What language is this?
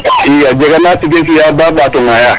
Serer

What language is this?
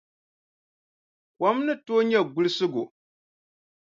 Dagbani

